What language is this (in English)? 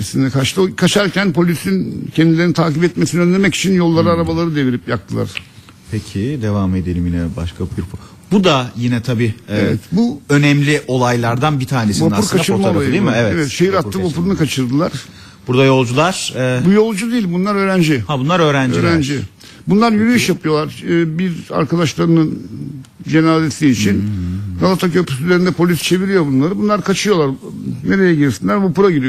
Turkish